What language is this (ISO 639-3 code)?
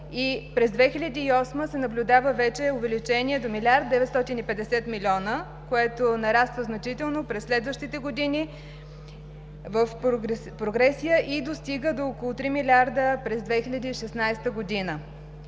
bul